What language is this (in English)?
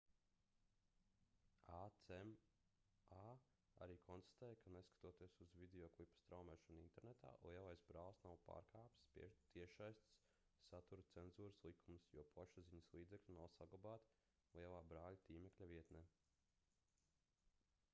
Latvian